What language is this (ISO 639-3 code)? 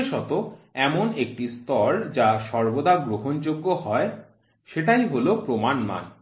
ben